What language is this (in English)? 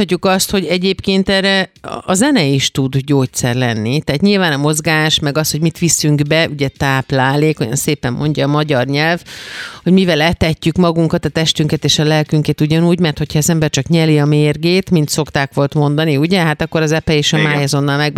Hungarian